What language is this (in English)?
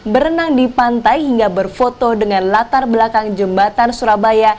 Indonesian